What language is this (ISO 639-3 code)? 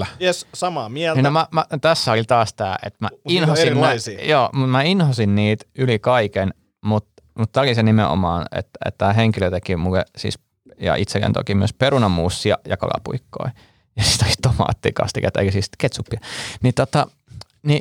fin